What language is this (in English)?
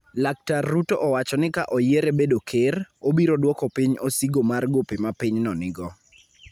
Luo (Kenya and Tanzania)